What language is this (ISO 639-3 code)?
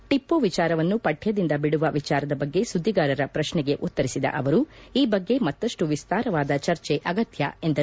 kan